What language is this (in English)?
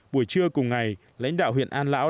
Vietnamese